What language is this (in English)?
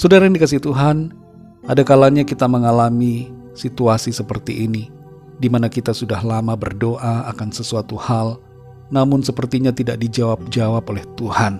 Indonesian